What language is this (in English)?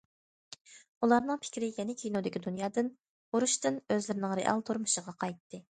Uyghur